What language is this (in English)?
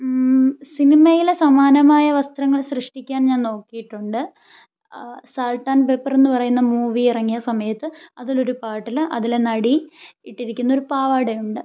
Malayalam